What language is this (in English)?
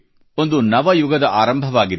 Kannada